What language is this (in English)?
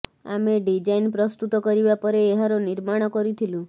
Odia